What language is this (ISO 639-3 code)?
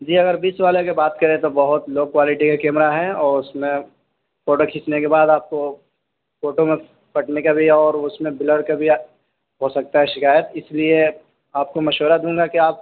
urd